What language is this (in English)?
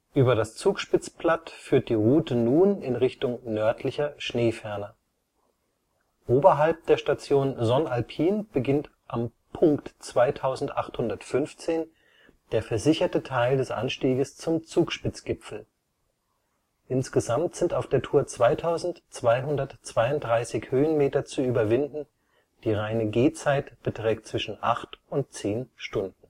German